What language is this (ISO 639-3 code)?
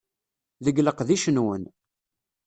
kab